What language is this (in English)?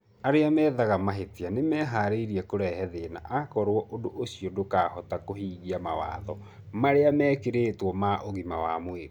Kikuyu